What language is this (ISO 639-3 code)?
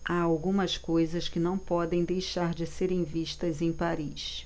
por